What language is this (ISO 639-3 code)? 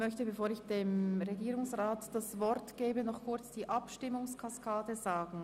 gsw